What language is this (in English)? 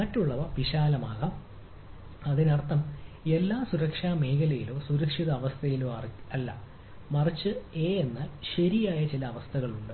Malayalam